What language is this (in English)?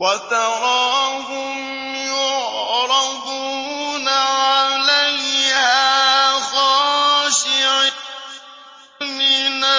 Arabic